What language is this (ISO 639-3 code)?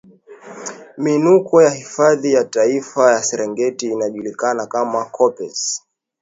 swa